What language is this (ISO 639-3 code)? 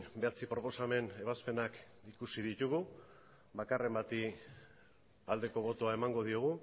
eus